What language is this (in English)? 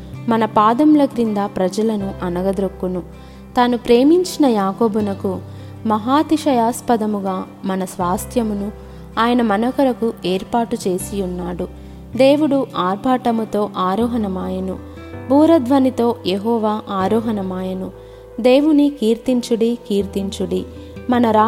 Telugu